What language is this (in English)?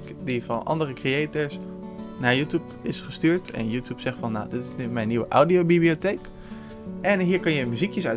Dutch